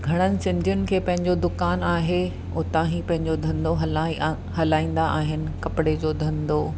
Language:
Sindhi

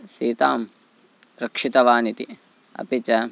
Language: Sanskrit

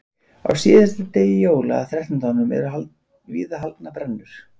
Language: Icelandic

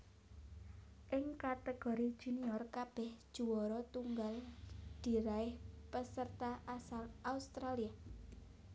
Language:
Javanese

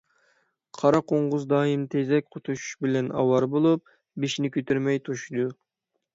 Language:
Uyghur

